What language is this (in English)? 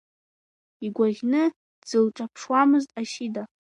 Abkhazian